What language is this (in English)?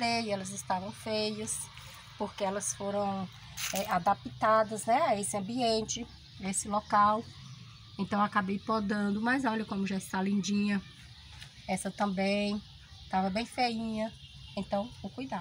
Portuguese